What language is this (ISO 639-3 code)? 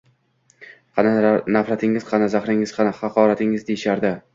uzb